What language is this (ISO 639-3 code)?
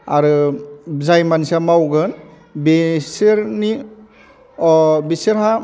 brx